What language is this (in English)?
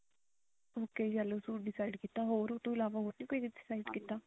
Punjabi